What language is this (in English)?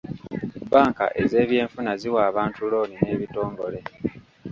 Ganda